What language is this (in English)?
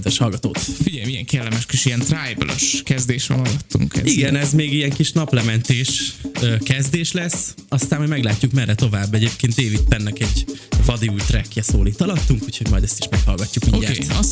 Hungarian